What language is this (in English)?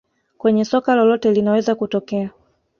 Swahili